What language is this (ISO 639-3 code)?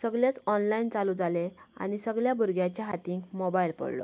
kok